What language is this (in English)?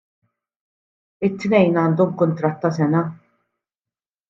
Maltese